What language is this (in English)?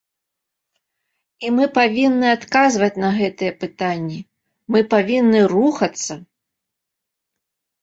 Belarusian